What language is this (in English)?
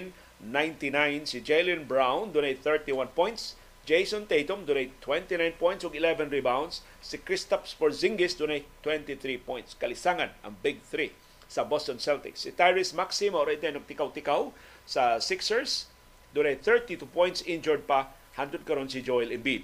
Filipino